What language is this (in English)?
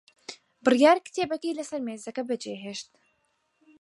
Central Kurdish